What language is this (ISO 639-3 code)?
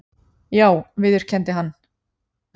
isl